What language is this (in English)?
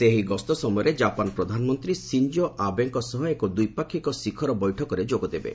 Odia